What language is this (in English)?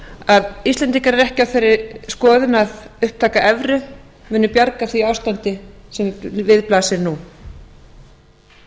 Icelandic